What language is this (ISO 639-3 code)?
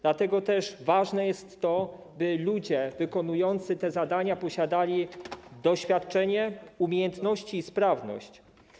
pol